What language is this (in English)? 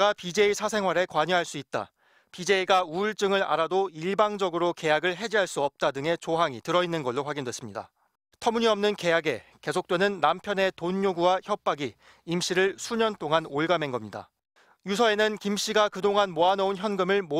Korean